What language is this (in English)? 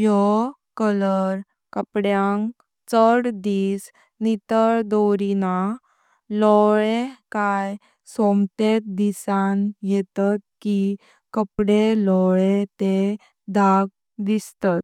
Konkani